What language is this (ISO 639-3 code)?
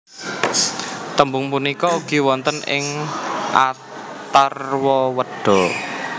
jav